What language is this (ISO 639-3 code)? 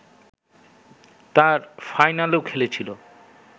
ben